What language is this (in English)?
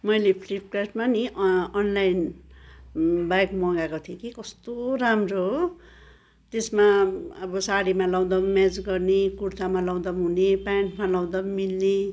Nepali